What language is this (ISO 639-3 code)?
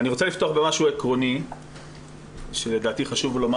heb